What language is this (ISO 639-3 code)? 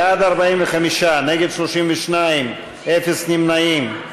heb